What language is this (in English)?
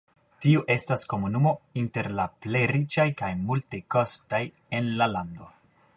Esperanto